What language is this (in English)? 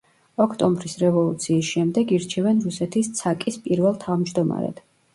Georgian